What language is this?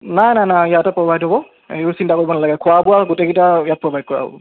Assamese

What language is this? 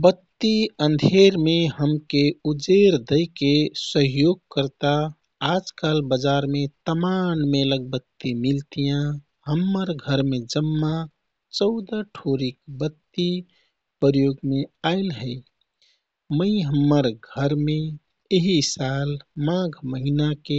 Kathoriya Tharu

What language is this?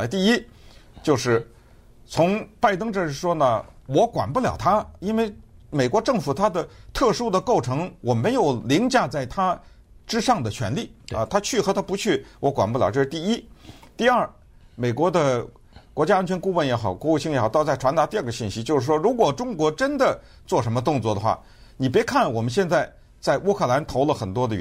Chinese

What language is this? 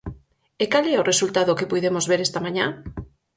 Galician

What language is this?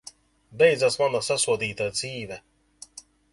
Latvian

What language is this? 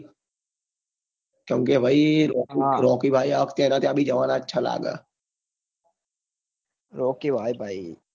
Gujarati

